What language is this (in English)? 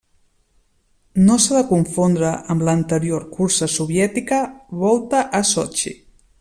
Catalan